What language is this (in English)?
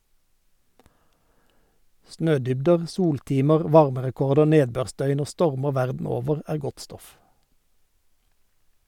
Norwegian